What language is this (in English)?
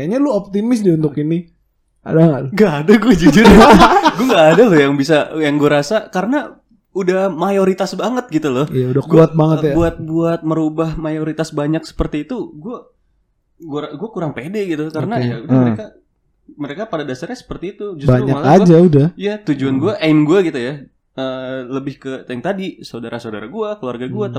Indonesian